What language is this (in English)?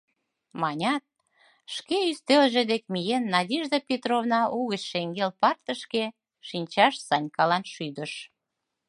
Mari